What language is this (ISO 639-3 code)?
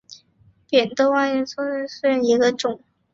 zho